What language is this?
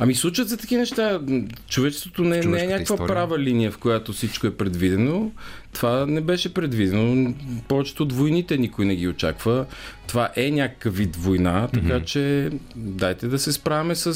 Bulgarian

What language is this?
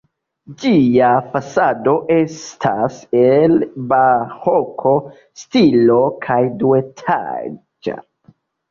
Esperanto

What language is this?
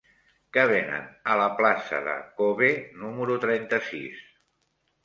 Catalan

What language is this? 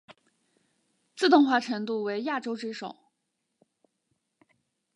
Chinese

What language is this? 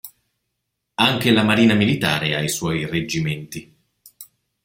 Italian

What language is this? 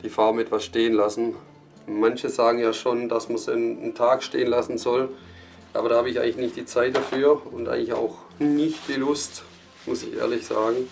German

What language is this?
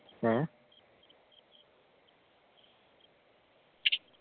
Malayalam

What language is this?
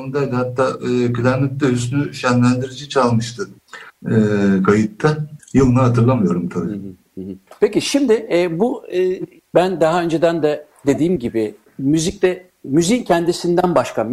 Turkish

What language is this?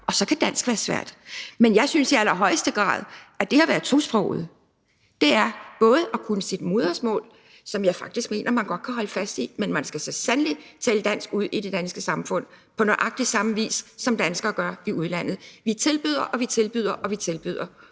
Danish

